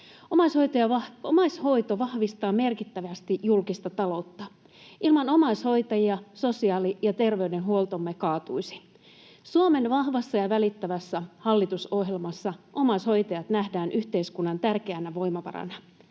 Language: Finnish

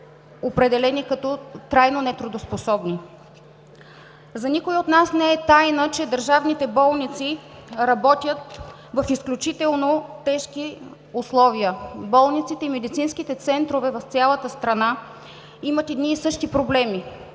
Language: Bulgarian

